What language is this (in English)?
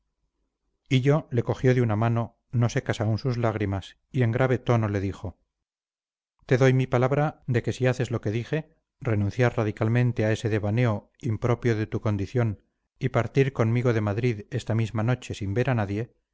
Spanish